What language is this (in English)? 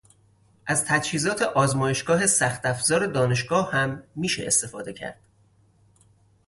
Persian